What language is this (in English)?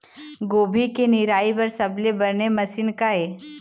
Chhattisgarhi